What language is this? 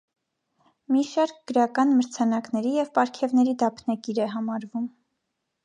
Armenian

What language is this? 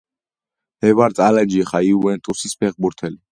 Georgian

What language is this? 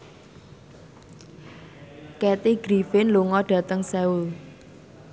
Javanese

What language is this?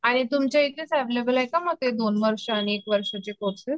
Marathi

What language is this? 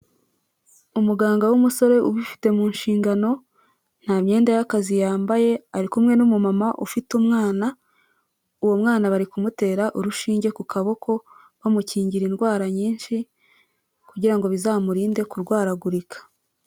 Kinyarwanda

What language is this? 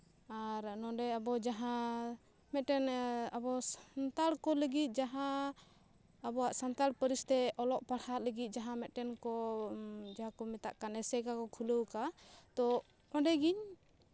Santali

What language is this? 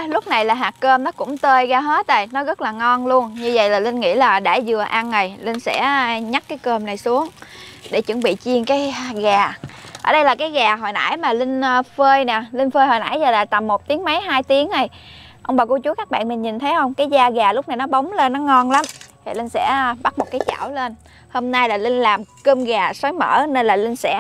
Vietnamese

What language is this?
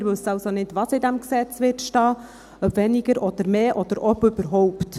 Swiss German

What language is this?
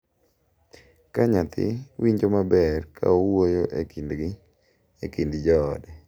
Luo (Kenya and Tanzania)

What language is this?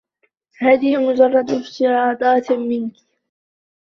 Arabic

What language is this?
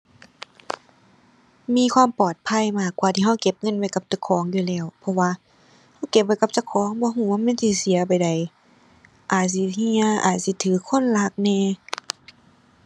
Thai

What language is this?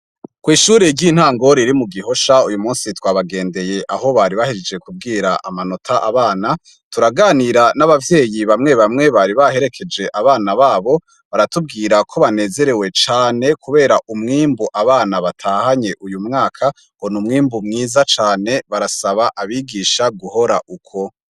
Rundi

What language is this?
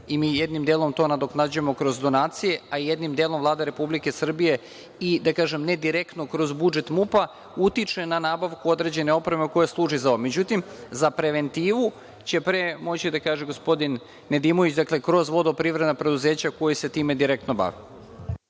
Serbian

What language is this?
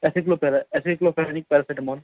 Urdu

